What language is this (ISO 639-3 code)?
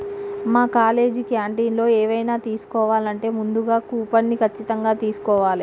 tel